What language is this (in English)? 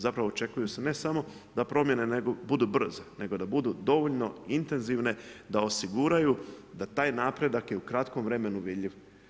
Croatian